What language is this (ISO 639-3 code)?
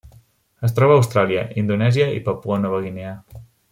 cat